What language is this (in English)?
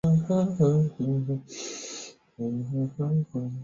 Chinese